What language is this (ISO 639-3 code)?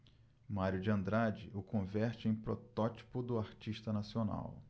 por